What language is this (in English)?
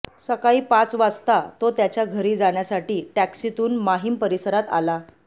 Marathi